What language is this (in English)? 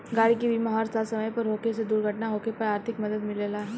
Bhojpuri